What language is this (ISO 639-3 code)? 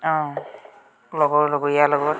asm